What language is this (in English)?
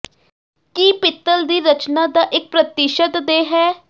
Punjabi